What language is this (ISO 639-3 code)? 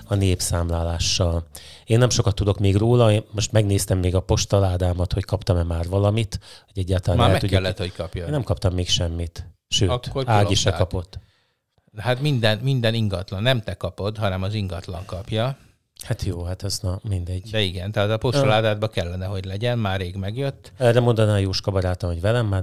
hun